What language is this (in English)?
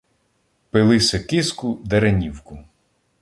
Ukrainian